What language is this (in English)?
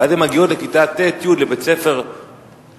Hebrew